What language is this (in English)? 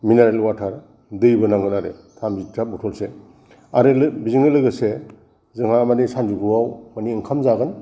Bodo